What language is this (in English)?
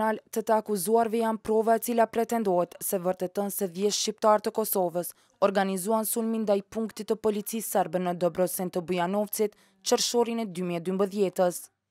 Romanian